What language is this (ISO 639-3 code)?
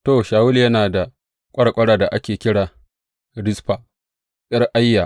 hau